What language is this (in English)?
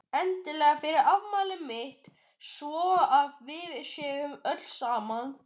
Icelandic